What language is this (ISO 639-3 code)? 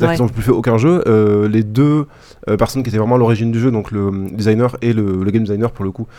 fra